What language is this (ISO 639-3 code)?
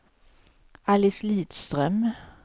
swe